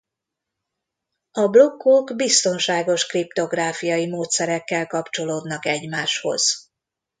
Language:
Hungarian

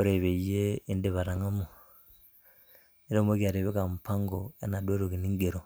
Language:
Masai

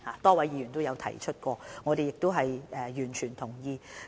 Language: Cantonese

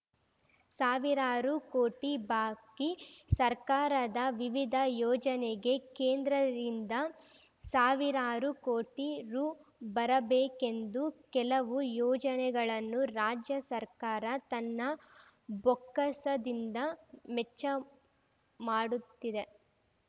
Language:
Kannada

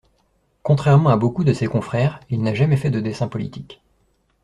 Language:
French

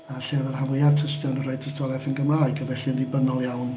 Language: Welsh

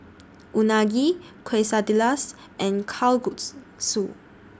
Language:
English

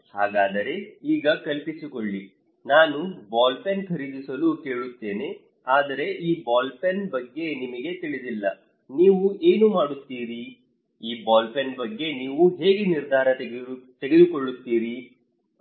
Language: Kannada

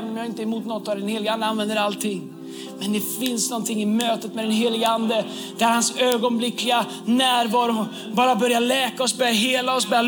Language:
Swedish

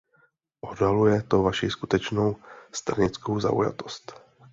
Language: Czech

